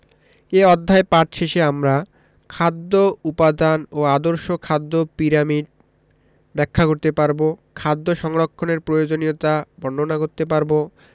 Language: Bangla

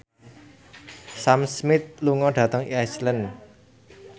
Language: Javanese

